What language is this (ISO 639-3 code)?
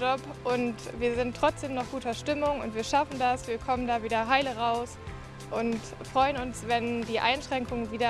deu